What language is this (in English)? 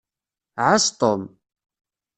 Kabyle